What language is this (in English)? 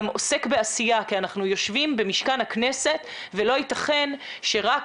Hebrew